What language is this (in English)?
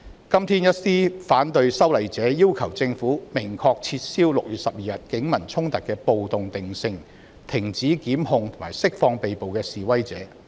Cantonese